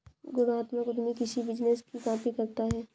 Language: Hindi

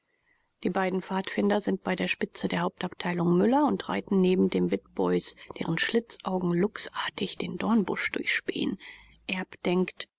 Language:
German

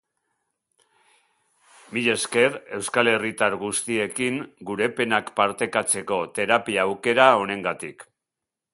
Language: Basque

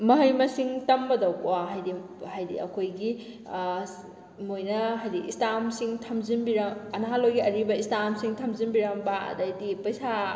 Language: Manipuri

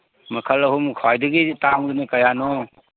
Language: Manipuri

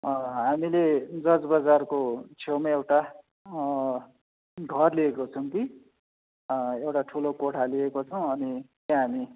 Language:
Nepali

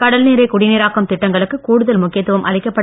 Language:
Tamil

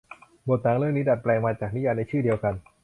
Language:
Thai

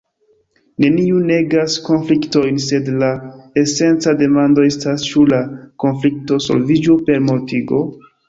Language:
Esperanto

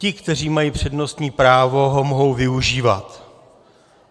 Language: Czech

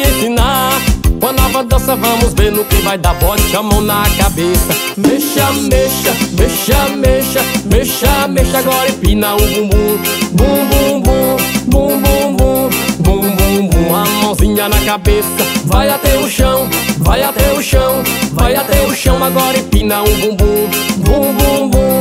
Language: Portuguese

